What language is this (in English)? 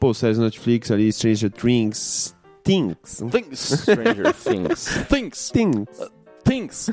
Portuguese